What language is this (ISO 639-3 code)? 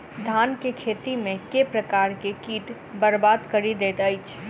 mai